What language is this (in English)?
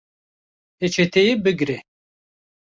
Kurdish